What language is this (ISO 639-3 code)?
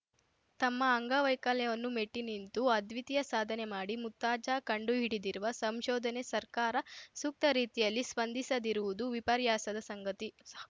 kan